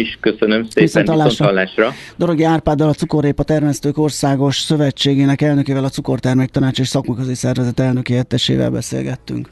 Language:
Hungarian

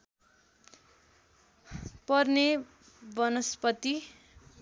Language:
Nepali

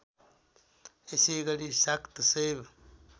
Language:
Nepali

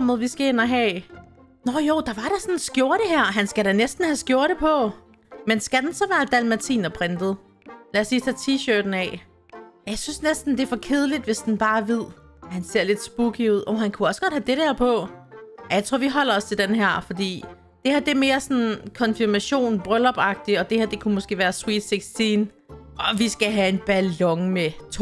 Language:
Danish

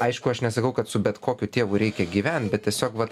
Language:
Lithuanian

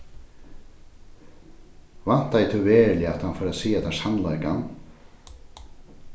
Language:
Faroese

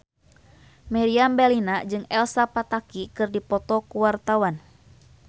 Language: Sundanese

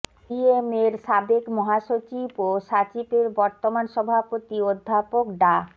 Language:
Bangla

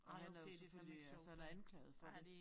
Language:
Danish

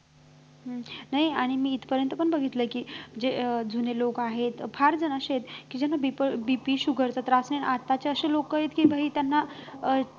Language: Marathi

